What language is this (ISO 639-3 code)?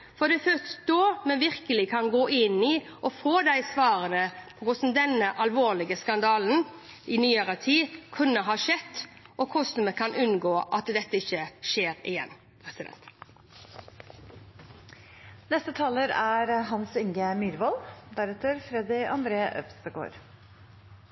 nor